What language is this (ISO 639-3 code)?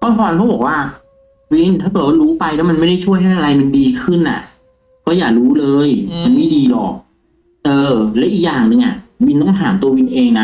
tha